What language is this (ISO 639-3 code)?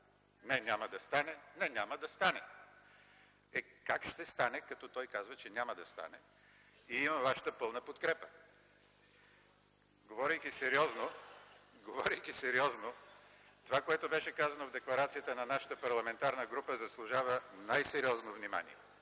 bul